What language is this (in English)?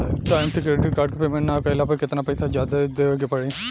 Bhojpuri